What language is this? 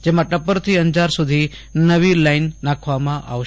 Gujarati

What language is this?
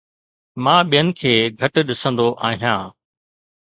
Sindhi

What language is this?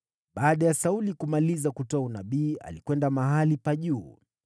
Swahili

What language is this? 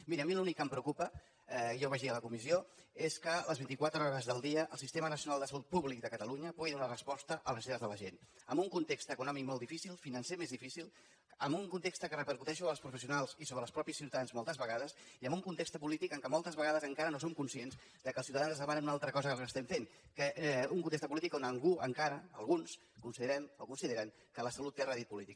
Catalan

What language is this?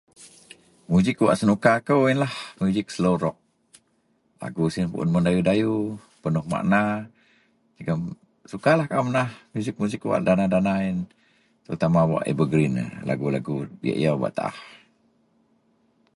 Central Melanau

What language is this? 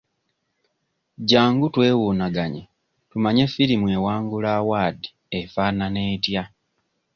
Ganda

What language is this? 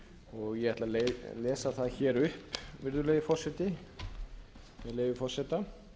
Icelandic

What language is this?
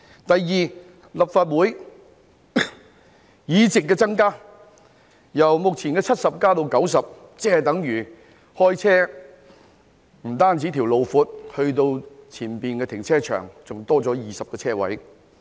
Cantonese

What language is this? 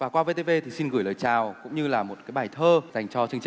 Vietnamese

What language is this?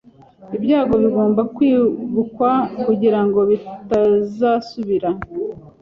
Kinyarwanda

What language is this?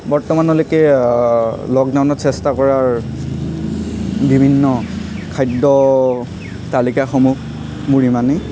Assamese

